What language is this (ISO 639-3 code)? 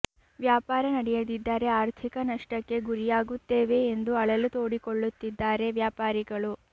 kan